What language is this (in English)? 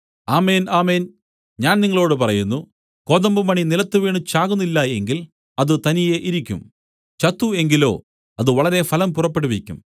Malayalam